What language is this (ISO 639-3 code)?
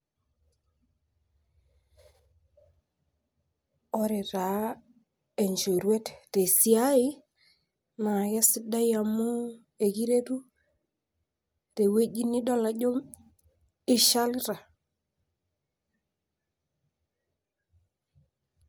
mas